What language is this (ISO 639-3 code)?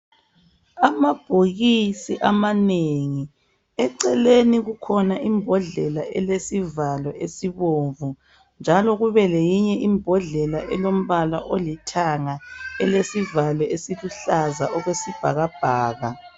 nde